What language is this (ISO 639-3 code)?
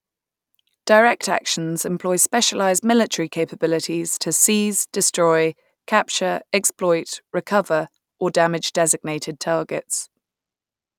eng